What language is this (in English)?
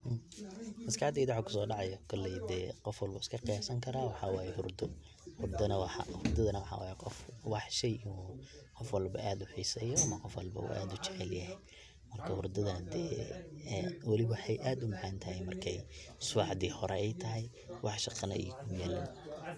Somali